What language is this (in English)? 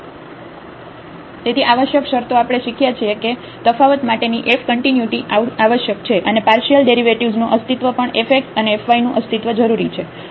Gujarati